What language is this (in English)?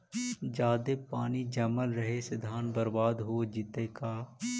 Magahi